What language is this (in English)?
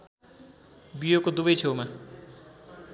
Nepali